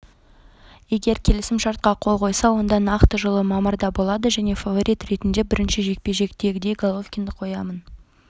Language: Kazakh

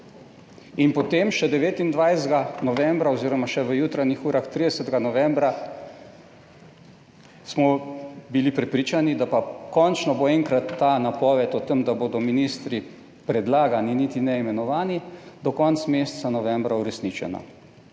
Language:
Slovenian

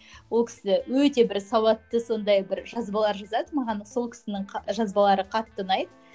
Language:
Kazakh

